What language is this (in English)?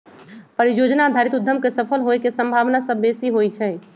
Magahi